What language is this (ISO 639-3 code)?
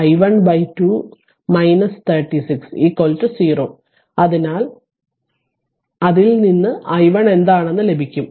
mal